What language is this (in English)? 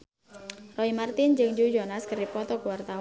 Sundanese